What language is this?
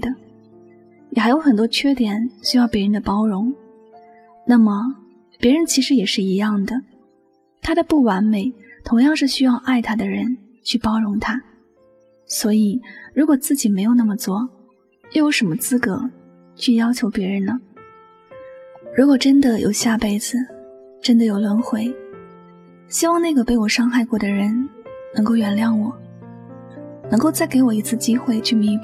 Chinese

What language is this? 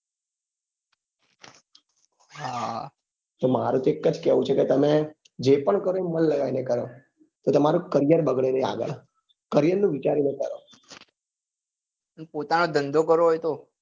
Gujarati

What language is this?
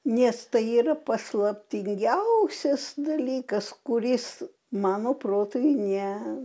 Lithuanian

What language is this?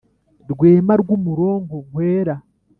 Kinyarwanda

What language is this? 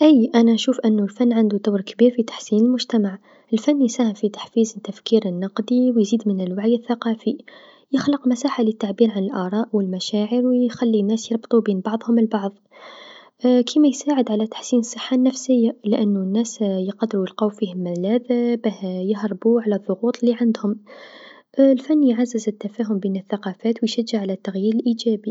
Tunisian Arabic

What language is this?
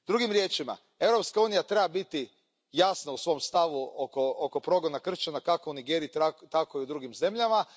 Croatian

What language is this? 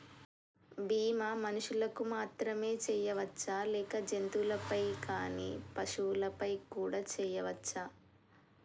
Telugu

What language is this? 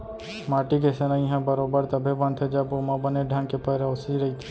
Chhattisgarhi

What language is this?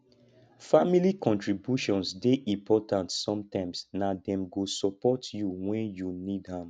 Nigerian Pidgin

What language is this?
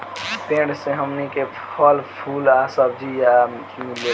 Bhojpuri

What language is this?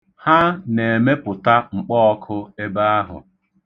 Igbo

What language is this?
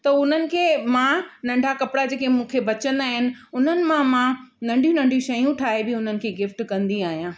Sindhi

